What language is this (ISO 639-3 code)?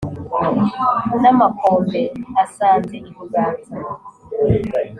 kin